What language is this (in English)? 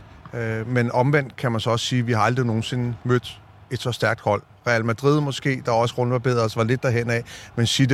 Danish